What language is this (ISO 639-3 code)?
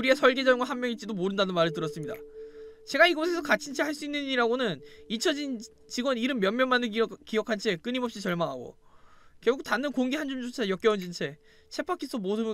kor